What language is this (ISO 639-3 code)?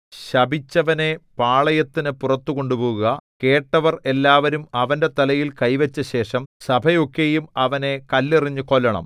mal